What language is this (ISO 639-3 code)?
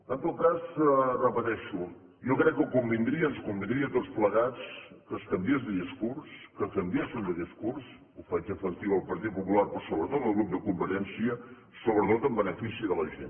cat